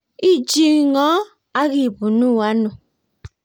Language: Kalenjin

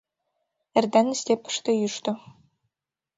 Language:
Mari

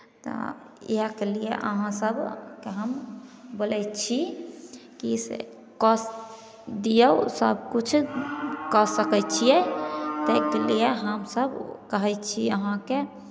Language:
Maithili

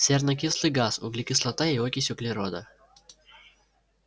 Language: Russian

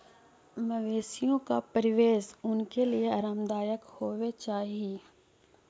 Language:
Magahi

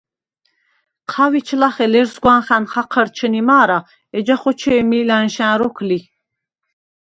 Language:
Svan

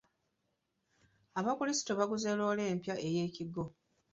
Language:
Ganda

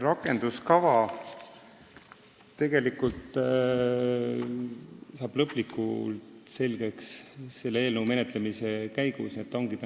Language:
Estonian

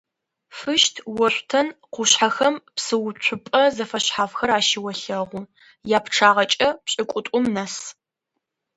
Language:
Adyghe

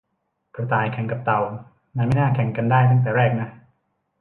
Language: Thai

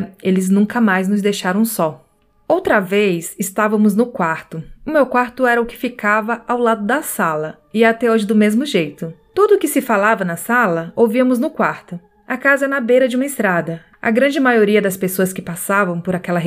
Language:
Portuguese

